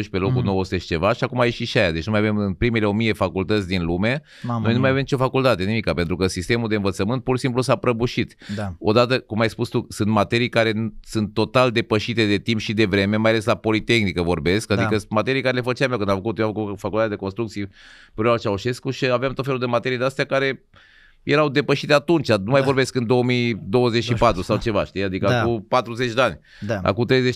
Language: Romanian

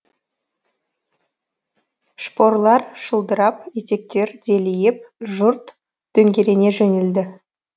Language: Kazakh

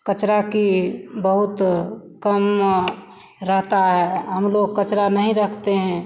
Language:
Hindi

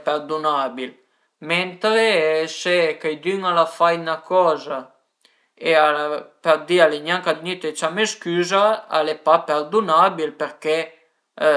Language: Piedmontese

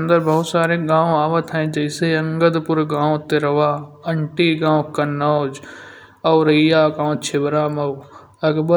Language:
Kanauji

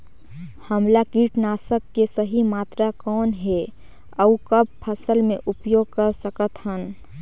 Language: Chhattisgarhi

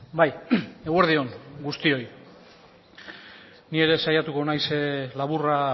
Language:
Basque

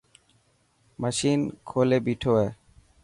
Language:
Dhatki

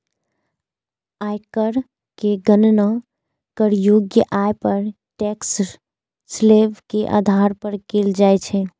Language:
Maithili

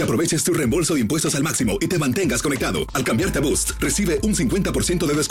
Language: Spanish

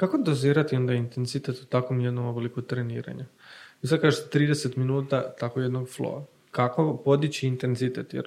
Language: Croatian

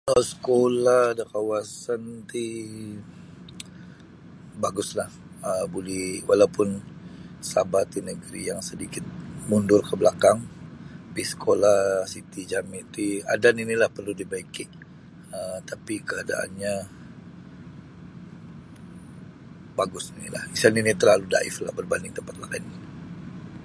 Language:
Sabah Bisaya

